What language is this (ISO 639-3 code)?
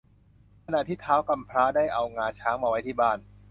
tha